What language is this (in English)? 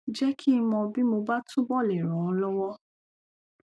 Yoruba